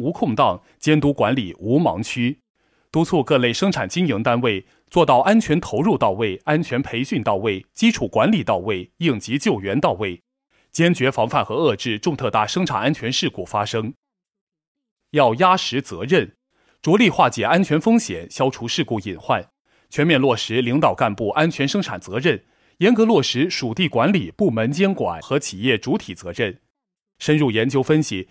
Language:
Chinese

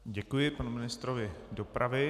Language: Czech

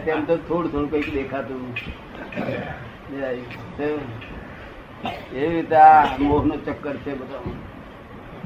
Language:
Gujarati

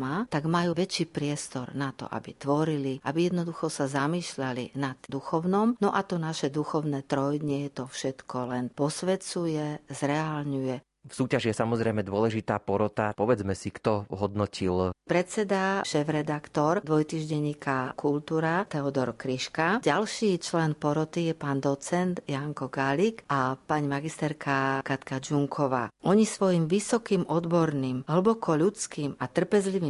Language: Slovak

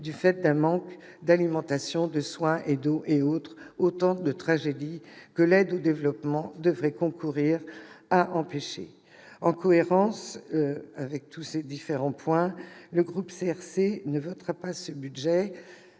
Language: French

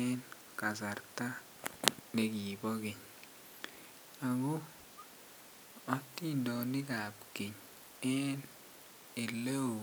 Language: Kalenjin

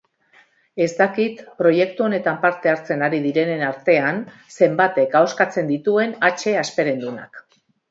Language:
Basque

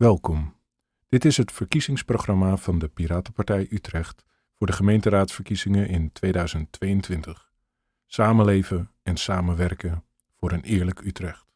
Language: Dutch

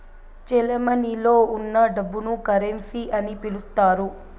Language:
Telugu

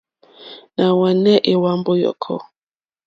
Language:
Mokpwe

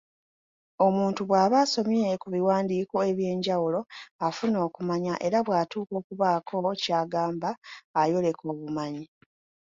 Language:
Ganda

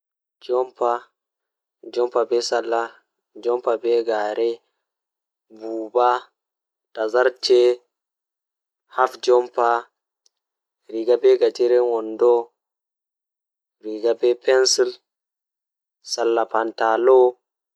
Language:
Fula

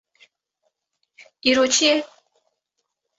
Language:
Kurdish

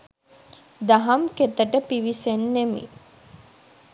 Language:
Sinhala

